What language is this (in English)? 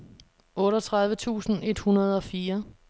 Danish